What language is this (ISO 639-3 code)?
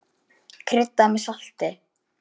isl